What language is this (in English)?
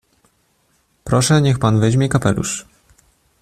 Polish